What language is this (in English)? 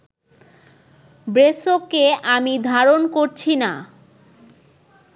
Bangla